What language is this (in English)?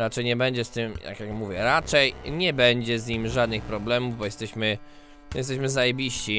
Polish